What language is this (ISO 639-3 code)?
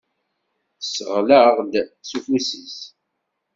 kab